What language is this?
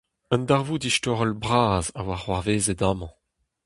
Breton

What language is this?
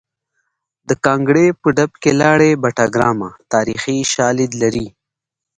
Pashto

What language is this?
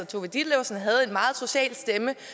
Danish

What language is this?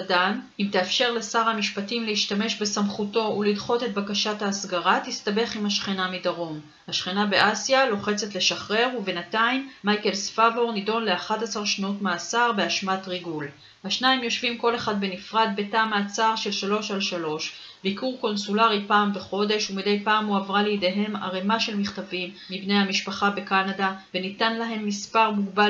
Hebrew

